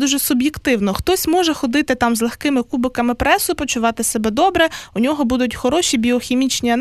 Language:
Ukrainian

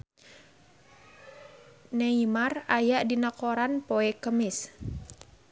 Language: Sundanese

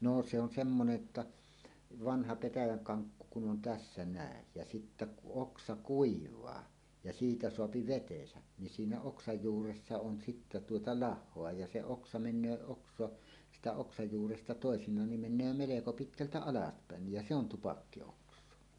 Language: Finnish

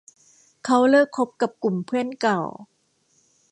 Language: Thai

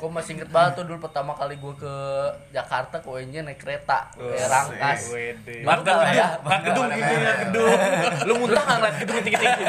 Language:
Indonesian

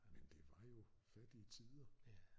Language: Danish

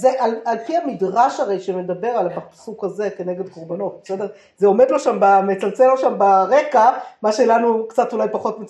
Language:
Hebrew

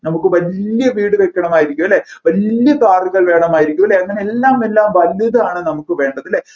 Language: Malayalam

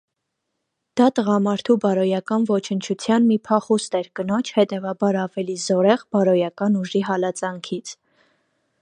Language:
Armenian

